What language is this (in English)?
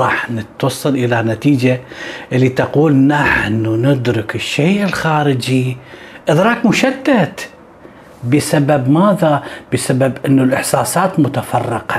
Arabic